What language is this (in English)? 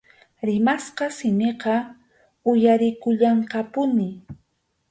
Arequipa-La Unión Quechua